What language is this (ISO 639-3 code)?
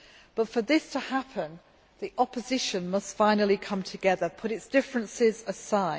eng